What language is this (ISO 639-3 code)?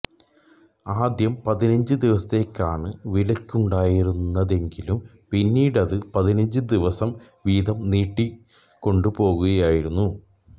mal